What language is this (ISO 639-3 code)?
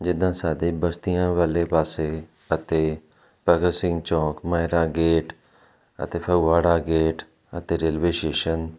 pan